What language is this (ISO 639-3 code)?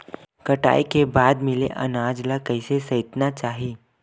hne